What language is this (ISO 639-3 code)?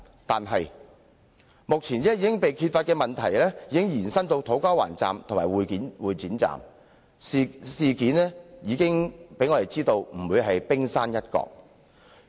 yue